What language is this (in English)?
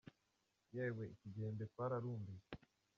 Kinyarwanda